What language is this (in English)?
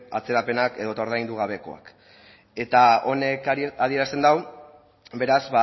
Basque